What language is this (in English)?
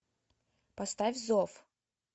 Russian